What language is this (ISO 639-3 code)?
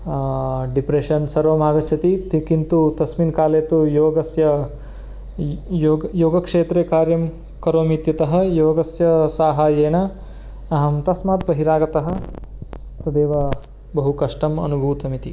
san